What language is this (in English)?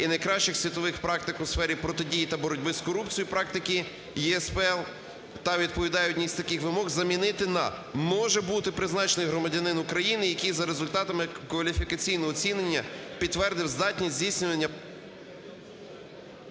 Ukrainian